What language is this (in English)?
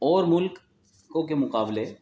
Urdu